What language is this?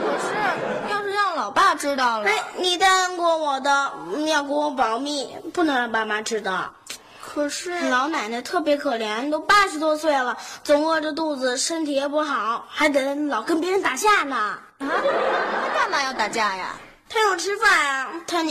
Chinese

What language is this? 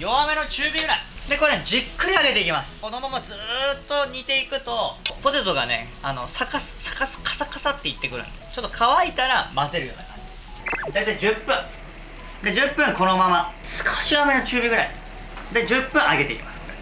Japanese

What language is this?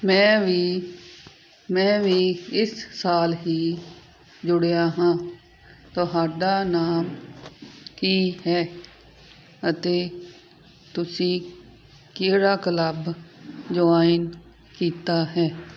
Punjabi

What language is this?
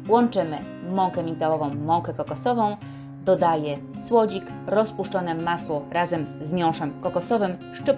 Polish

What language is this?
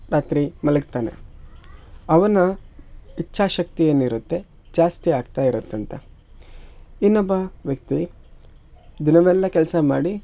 Kannada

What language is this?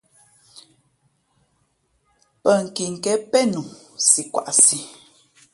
Fe'fe'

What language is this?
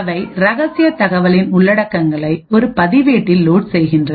Tamil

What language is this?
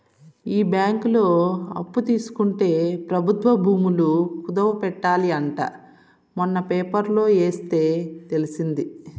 Telugu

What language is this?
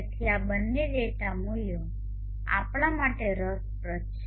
Gujarati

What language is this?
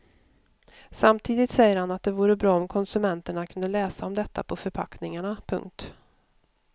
Swedish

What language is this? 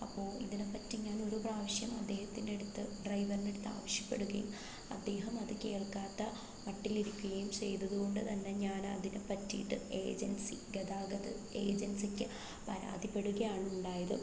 Malayalam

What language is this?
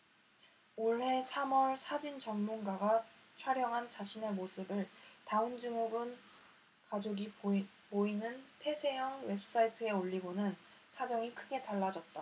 Korean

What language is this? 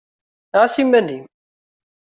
Kabyle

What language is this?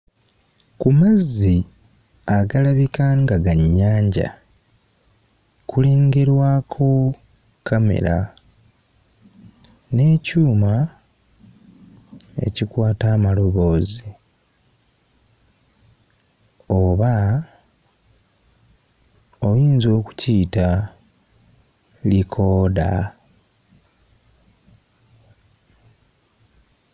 Ganda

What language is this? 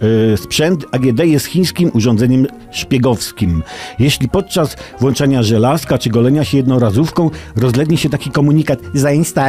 Polish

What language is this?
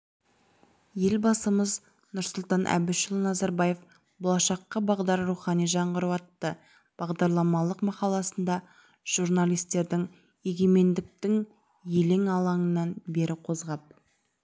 Kazakh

